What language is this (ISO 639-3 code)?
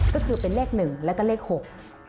tha